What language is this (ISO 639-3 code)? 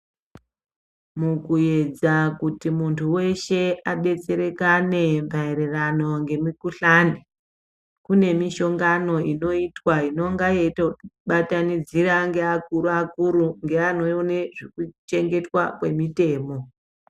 ndc